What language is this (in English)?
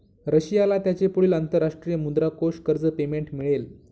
Marathi